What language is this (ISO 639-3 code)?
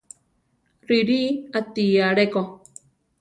tar